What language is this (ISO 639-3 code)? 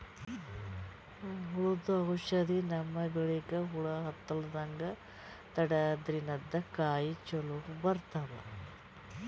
kan